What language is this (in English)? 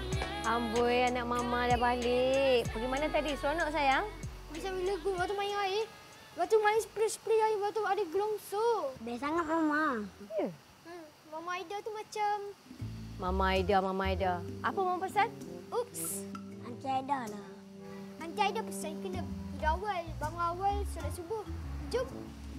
Malay